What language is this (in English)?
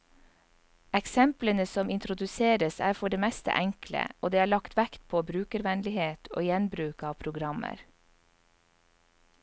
Norwegian